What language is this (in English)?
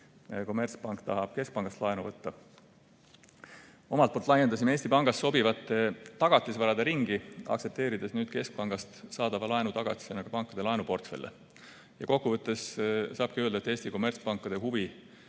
Estonian